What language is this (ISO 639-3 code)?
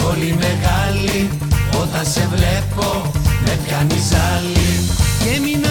ell